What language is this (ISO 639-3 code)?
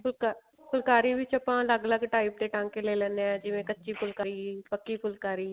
pan